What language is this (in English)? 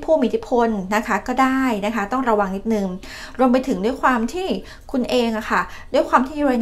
Thai